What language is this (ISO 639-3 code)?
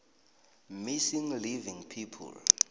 nbl